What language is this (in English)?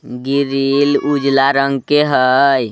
Magahi